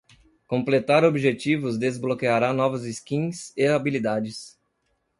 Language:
Portuguese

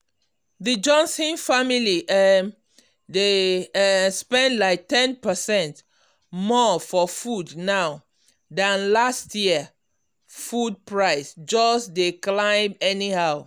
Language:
Nigerian Pidgin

